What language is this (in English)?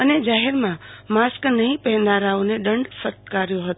Gujarati